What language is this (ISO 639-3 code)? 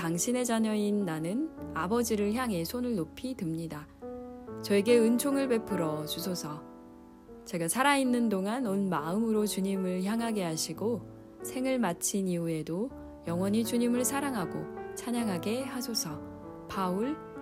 kor